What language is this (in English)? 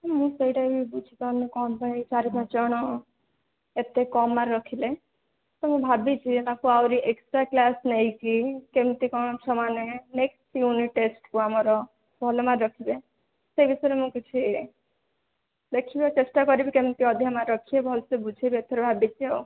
Odia